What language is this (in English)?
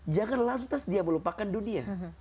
Indonesian